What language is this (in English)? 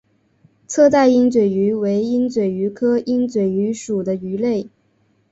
Chinese